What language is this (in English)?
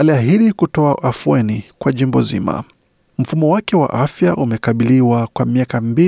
Swahili